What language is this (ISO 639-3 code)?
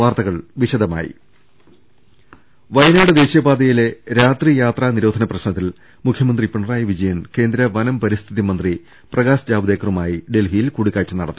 mal